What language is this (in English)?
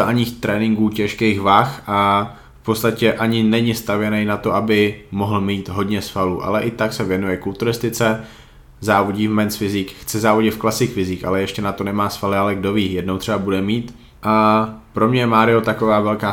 Czech